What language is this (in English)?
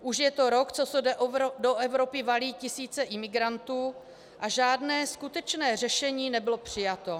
Czech